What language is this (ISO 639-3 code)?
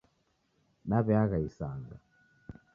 dav